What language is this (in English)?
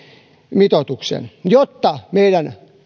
Finnish